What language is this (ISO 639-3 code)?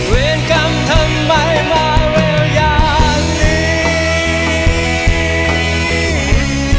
tha